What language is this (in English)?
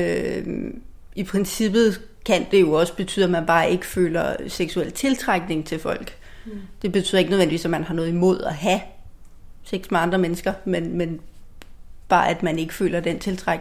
Danish